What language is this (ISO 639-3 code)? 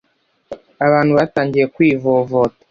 kin